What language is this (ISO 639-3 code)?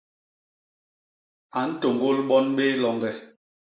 bas